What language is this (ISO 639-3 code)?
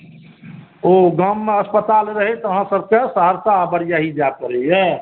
mai